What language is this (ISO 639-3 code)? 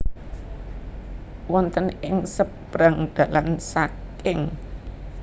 jav